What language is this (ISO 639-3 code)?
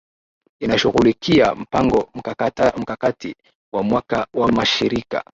swa